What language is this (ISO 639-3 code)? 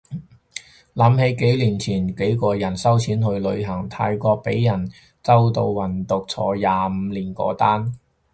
yue